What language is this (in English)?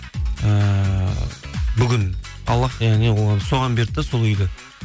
Kazakh